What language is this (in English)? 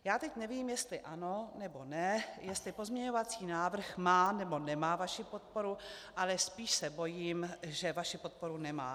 Czech